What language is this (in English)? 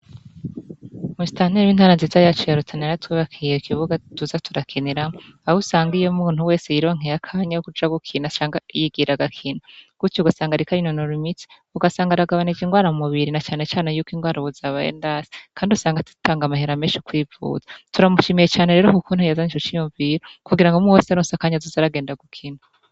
Rundi